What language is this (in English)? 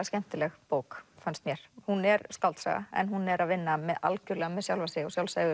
Icelandic